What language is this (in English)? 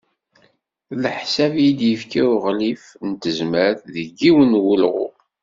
Kabyle